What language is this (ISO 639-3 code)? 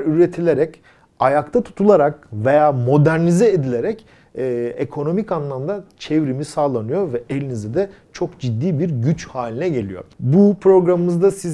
tur